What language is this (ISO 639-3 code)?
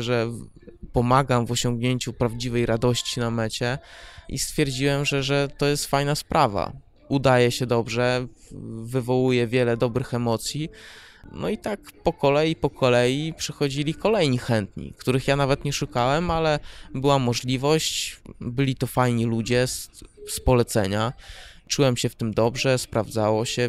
pol